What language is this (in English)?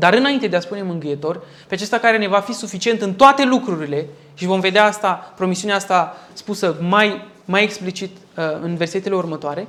Romanian